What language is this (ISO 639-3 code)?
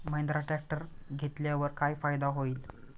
mar